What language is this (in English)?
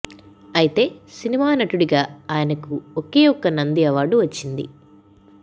Telugu